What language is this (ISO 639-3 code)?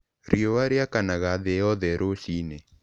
kik